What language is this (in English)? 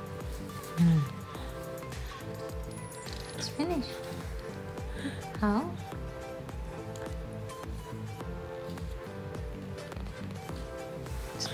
Indonesian